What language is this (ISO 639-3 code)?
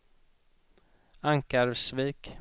swe